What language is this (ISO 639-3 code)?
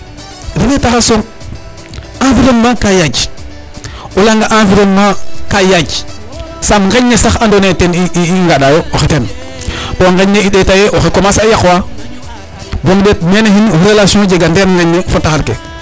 srr